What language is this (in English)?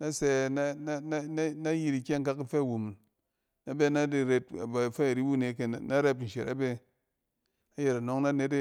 Cen